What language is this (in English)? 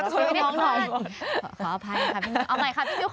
Thai